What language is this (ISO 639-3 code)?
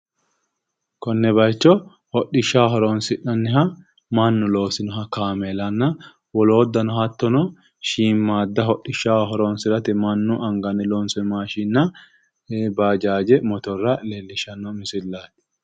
sid